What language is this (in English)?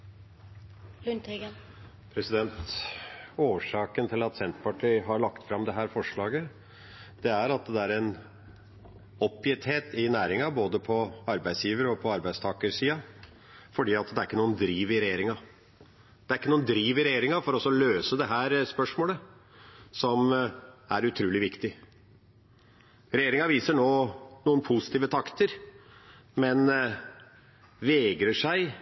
Norwegian Nynorsk